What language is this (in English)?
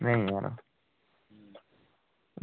Dogri